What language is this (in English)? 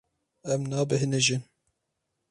Kurdish